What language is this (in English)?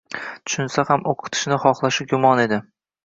Uzbek